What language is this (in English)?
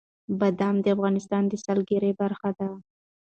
Pashto